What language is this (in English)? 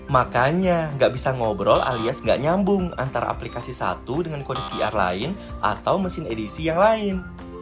Indonesian